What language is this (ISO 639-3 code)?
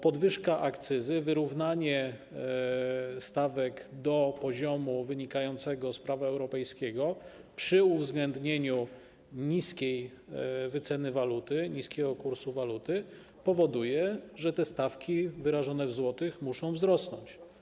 pol